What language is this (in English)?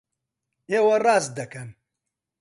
Central Kurdish